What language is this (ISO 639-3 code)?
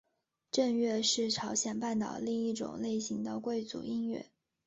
zho